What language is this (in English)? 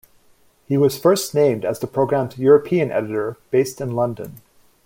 English